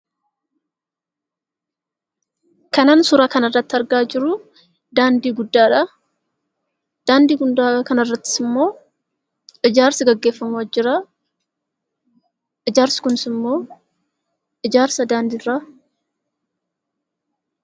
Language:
Oromo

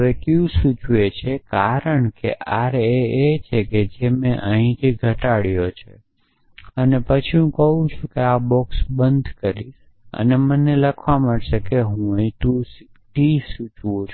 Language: Gujarati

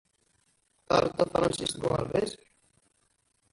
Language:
Kabyle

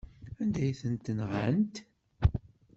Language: Kabyle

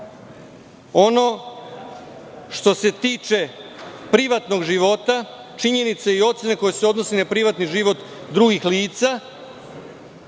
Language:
Serbian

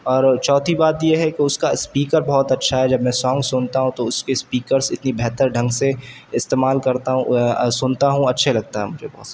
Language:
Urdu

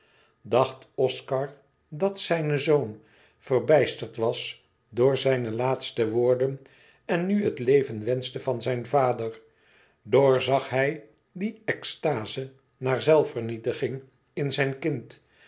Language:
Dutch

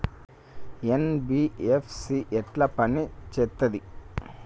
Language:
Telugu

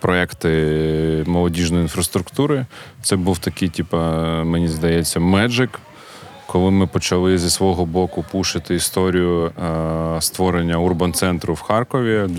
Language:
Ukrainian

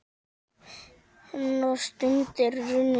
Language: Icelandic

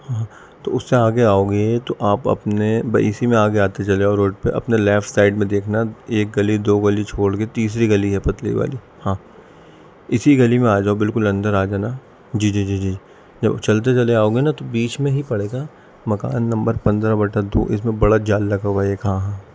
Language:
Urdu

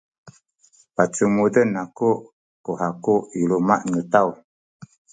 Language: Sakizaya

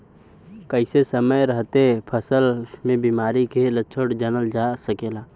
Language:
Bhojpuri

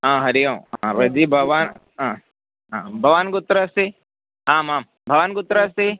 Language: Sanskrit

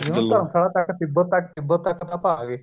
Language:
Punjabi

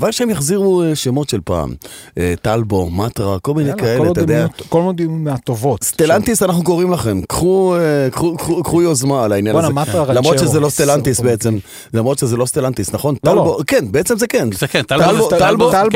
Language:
Hebrew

